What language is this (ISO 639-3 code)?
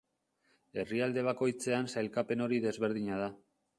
eus